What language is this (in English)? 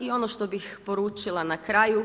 Croatian